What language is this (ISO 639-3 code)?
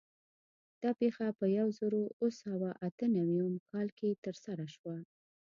pus